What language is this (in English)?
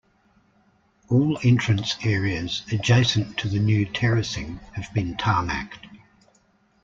English